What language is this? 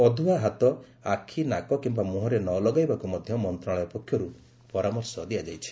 Odia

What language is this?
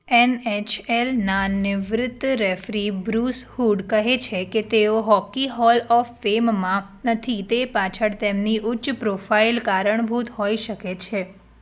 Gujarati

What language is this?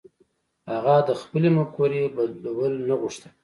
Pashto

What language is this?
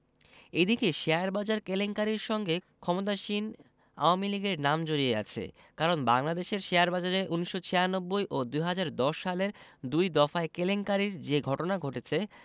Bangla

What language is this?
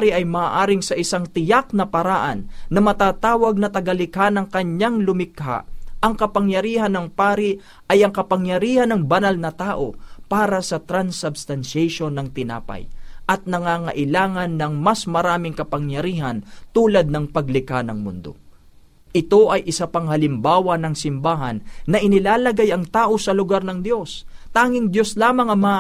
Filipino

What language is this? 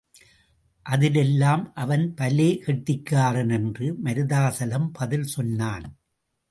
Tamil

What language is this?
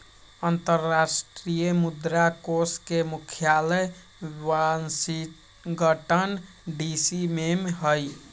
Magahi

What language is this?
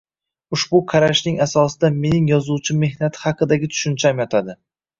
Uzbek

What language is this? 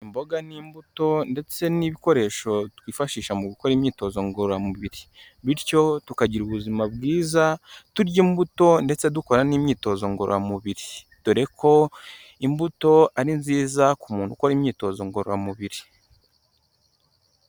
Kinyarwanda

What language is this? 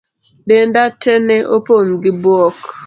Luo (Kenya and Tanzania)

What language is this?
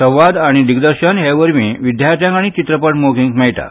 Konkani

